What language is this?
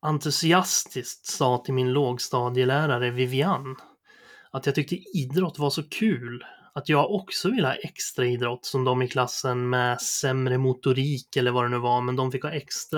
Swedish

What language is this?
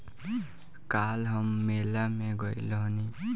Bhojpuri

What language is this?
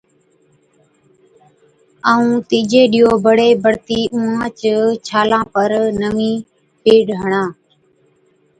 Od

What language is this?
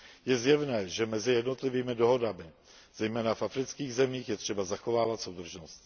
Czech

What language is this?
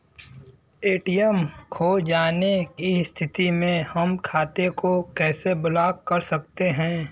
Bhojpuri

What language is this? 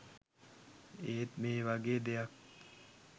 Sinhala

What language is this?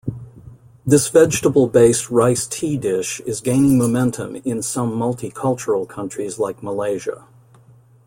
English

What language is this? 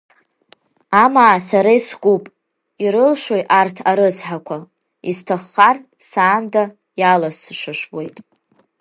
Abkhazian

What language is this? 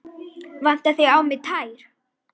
Icelandic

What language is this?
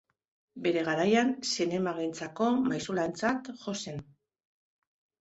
Basque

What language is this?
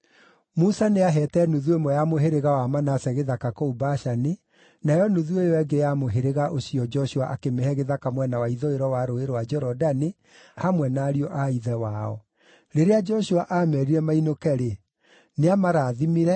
Kikuyu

